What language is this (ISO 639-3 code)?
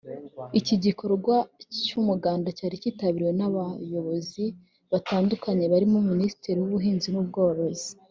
kin